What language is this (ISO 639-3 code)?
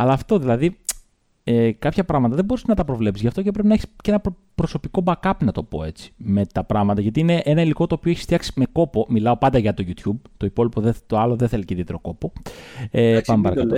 ell